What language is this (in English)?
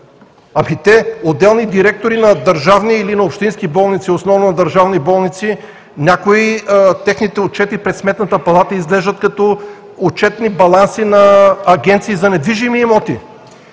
Bulgarian